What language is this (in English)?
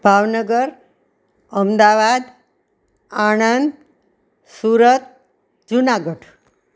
Gujarati